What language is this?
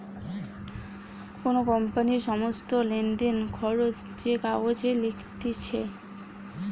Bangla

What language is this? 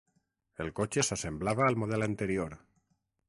Catalan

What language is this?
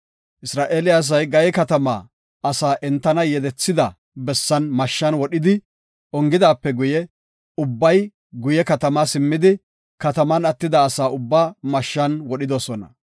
Gofa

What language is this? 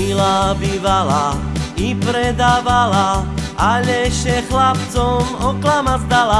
Slovak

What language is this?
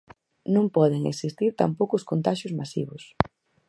Galician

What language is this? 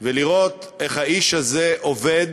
Hebrew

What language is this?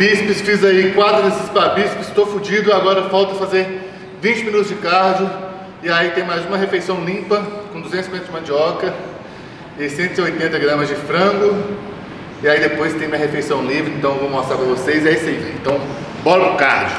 Portuguese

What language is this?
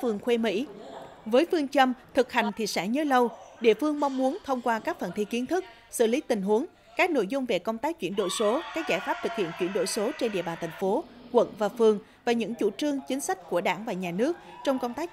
Vietnamese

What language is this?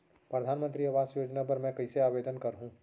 Chhattisgarhi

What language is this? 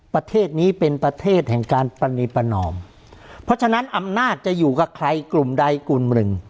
Thai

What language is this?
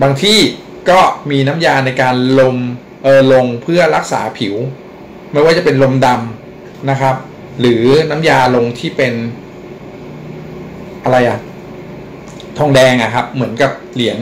Thai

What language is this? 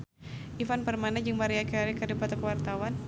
Sundanese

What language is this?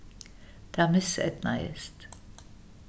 Faroese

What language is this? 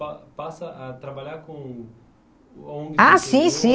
Portuguese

